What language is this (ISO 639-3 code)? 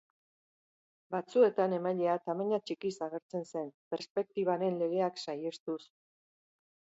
eus